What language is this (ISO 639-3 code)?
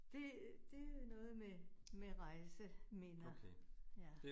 dan